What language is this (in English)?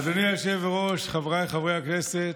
Hebrew